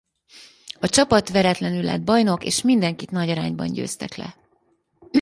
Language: Hungarian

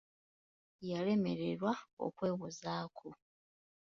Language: Ganda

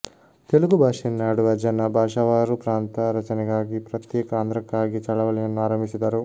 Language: Kannada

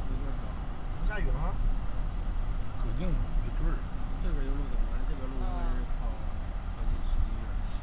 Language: Chinese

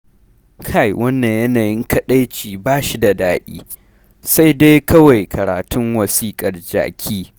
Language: Hausa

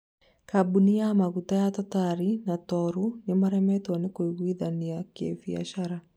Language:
Kikuyu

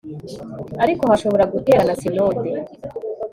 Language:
Kinyarwanda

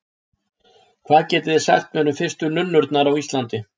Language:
Icelandic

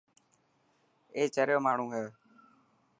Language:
Dhatki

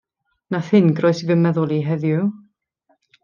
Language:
Welsh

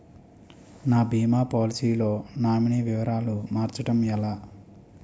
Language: Telugu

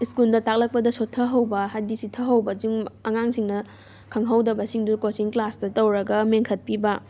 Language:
Manipuri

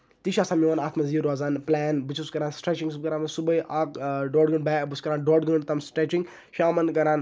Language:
Kashmiri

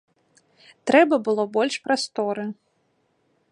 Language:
Belarusian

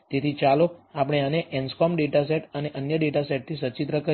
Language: Gujarati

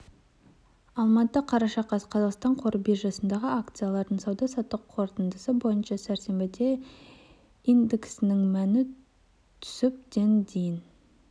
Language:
Kazakh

